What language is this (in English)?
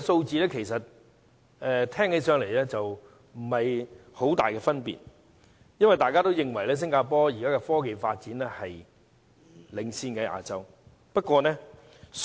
Cantonese